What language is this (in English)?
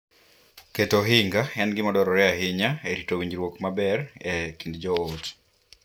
Luo (Kenya and Tanzania)